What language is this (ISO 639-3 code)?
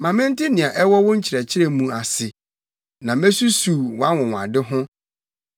aka